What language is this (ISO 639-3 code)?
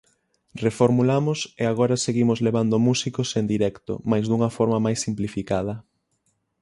glg